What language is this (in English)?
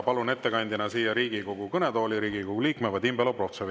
Estonian